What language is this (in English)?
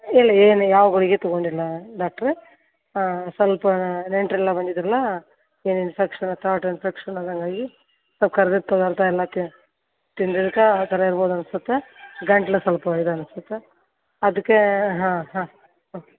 Kannada